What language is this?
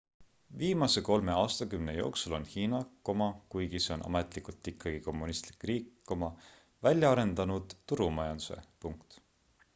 Estonian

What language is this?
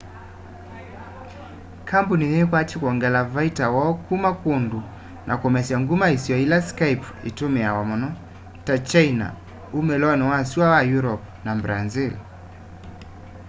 Kamba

